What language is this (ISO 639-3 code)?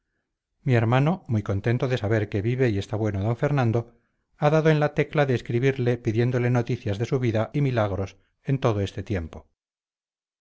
spa